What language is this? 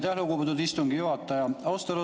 Estonian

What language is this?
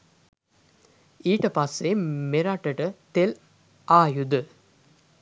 Sinhala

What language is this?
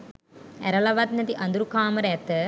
Sinhala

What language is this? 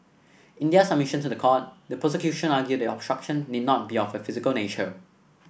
English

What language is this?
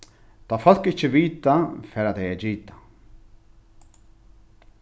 Faroese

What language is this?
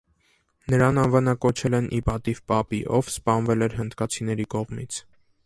Armenian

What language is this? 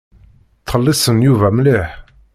Kabyle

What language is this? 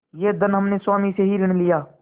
Hindi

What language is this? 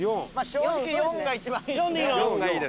Japanese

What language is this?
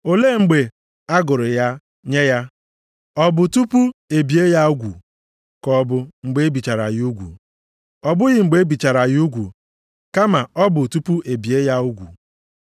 Igbo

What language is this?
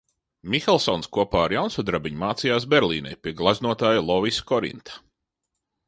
Latvian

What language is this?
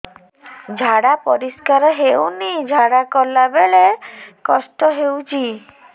Odia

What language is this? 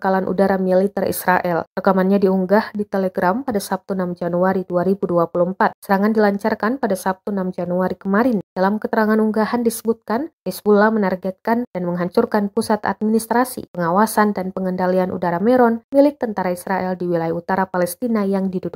Indonesian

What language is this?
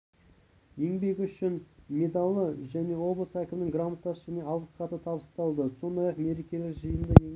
Kazakh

